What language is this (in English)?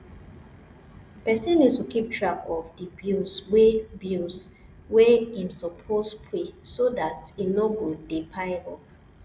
Nigerian Pidgin